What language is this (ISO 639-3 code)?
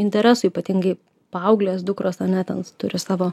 lit